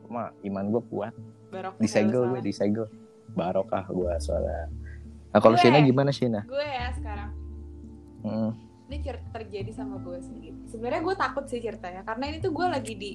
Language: Indonesian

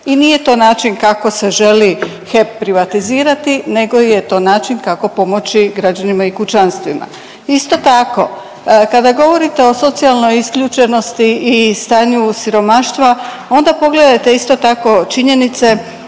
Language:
Croatian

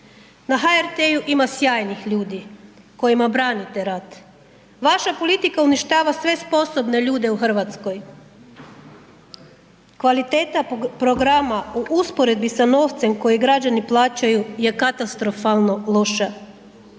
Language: Croatian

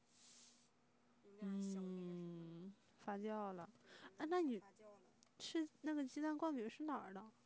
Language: Chinese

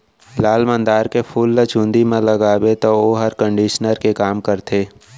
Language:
Chhattisgarhi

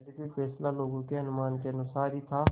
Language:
Hindi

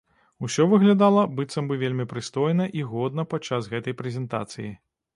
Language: Belarusian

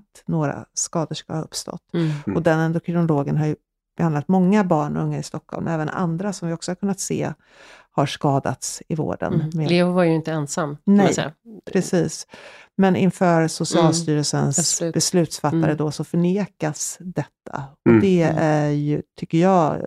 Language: Swedish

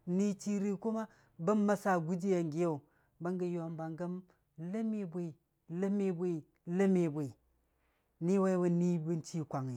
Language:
Dijim-Bwilim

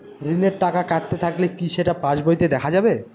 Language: Bangla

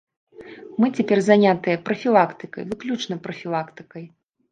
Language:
Belarusian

